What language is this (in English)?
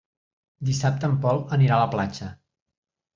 Catalan